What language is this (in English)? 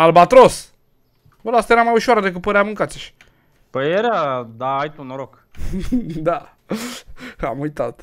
Romanian